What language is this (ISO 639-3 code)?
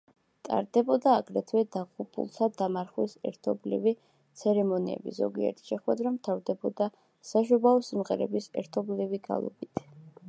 kat